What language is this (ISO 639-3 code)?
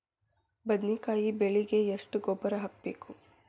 kan